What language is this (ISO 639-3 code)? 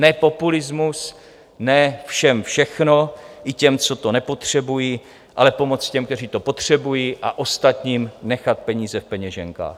ces